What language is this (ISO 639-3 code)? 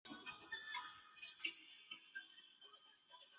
zho